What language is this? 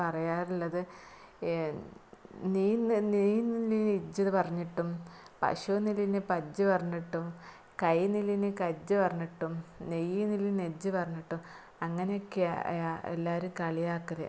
Malayalam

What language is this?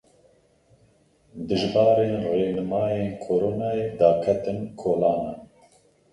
Kurdish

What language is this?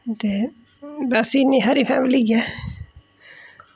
Dogri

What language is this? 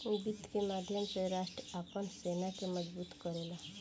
Bhojpuri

